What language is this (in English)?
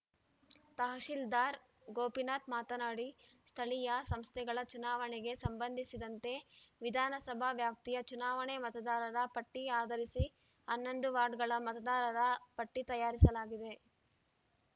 Kannada